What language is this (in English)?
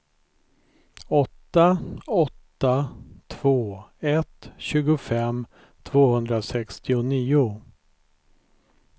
Swedish